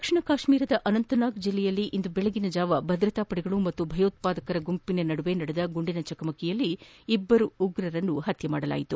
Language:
Kannada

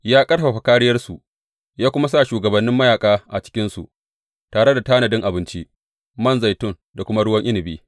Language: Hausa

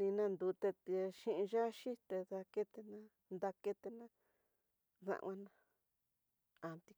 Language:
Tidaá Mixtec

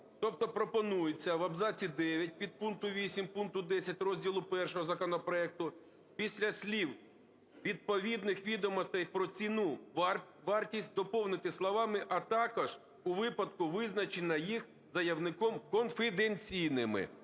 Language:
Ukrainian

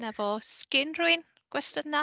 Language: Welsh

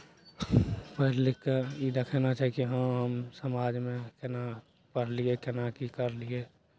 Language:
Maithili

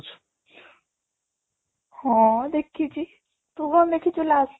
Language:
Odia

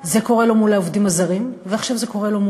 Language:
Hebrew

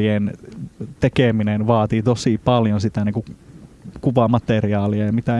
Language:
Finnish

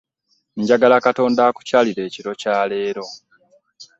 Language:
Ganda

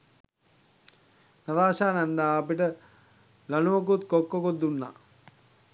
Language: Sinhala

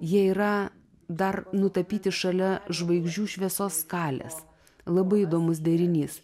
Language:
Lithuanian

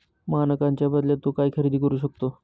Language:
Marathi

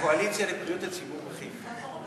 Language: Hebrew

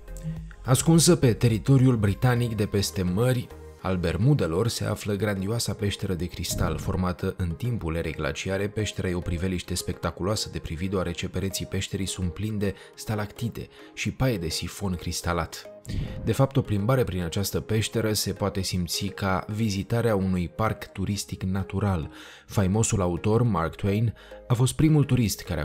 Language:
Romanian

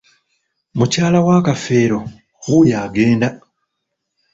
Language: Ganda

